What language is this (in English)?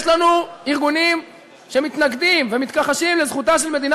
Hebrew